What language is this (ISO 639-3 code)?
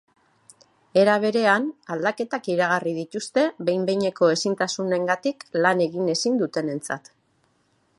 eus